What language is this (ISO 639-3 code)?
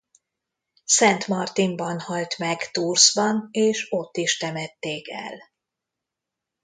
hun